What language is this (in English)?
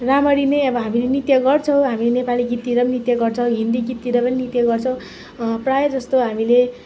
Nepali